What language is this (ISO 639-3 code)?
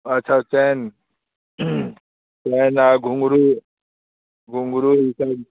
hin